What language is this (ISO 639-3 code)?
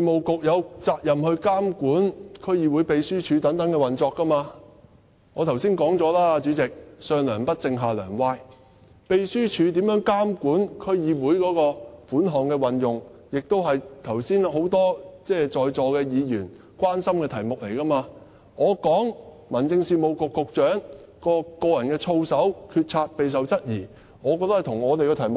yue